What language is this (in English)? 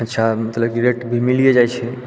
Maithili